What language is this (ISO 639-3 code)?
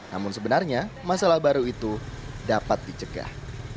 ind